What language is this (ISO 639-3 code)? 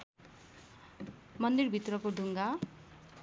nep